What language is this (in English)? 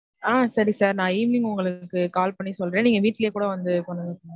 Tamil